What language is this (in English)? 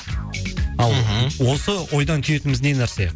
Kazakh